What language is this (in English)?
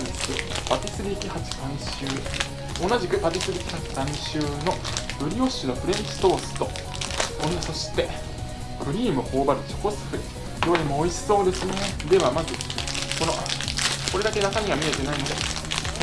Japanese